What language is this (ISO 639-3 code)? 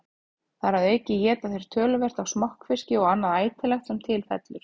isl